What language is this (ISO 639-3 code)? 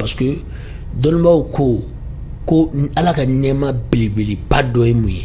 ara